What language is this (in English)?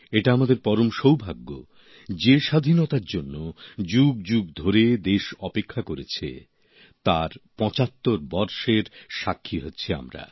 Bangla